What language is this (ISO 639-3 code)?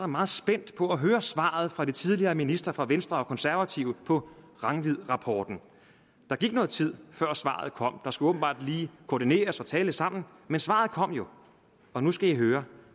dan